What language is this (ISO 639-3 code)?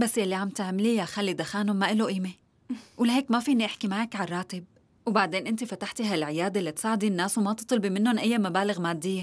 ara